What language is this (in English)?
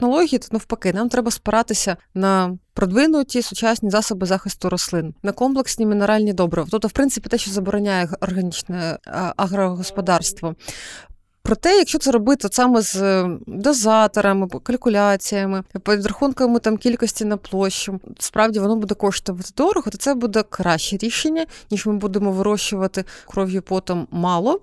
Ukrainian